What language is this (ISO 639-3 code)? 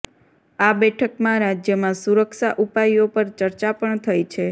guj